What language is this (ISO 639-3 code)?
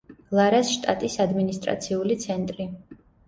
kat